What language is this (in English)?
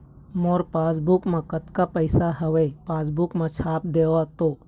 Chhattisgarhi